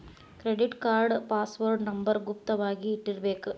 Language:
Kannada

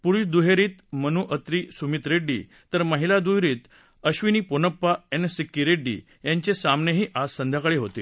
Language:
Marathi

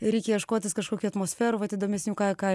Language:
Lithuanian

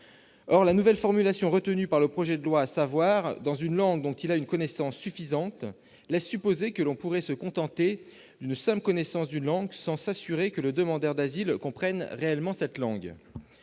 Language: French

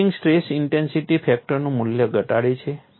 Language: Gujarati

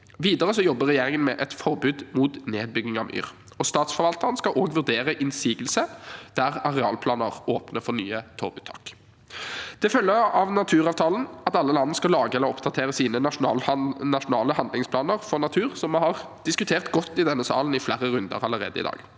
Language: Norwegian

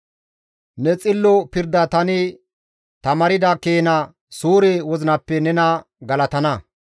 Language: Gamo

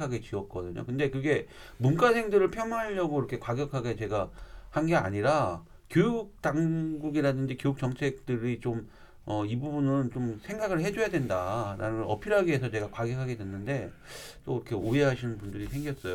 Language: Korean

